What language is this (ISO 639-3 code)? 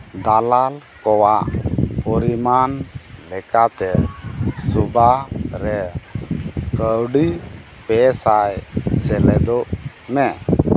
sat